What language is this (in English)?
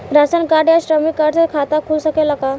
Bhojpuri